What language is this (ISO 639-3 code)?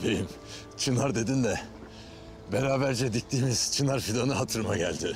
tur